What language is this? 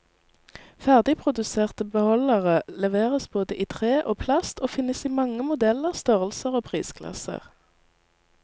Norwegian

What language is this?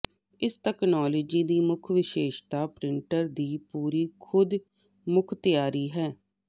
Punjabi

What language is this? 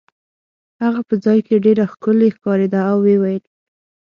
Pashto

